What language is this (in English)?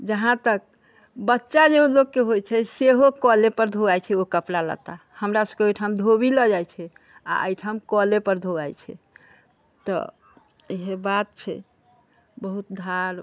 Maithili